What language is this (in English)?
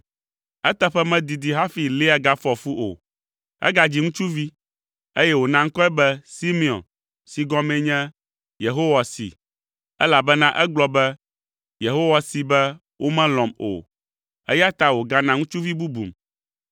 Ewe